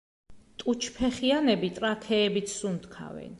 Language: Georgian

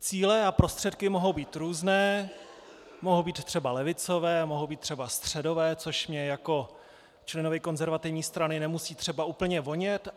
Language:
Czech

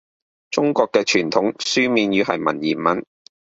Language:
Cantonese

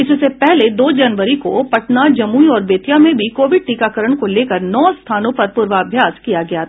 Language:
Hindi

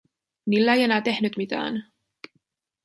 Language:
Finnish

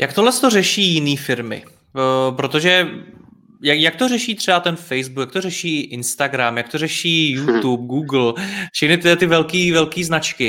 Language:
Czech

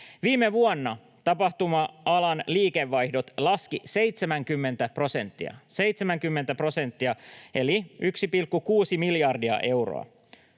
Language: Finnish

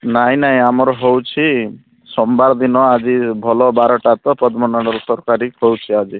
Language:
Odia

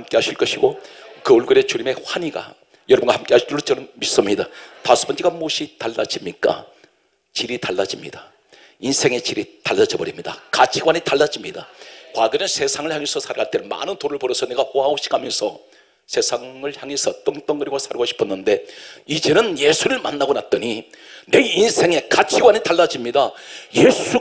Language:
Korean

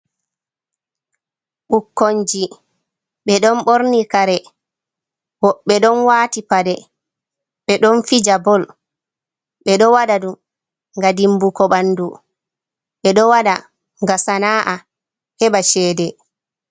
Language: Fula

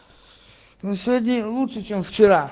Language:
Russian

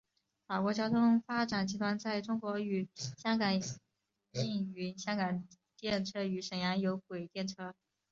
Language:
Chinese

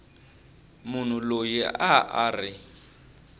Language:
Tsonga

